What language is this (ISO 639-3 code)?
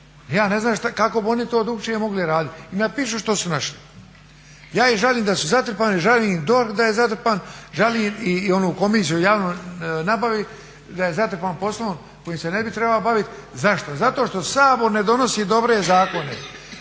hrv